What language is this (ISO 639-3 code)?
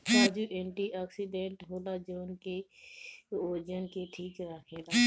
bho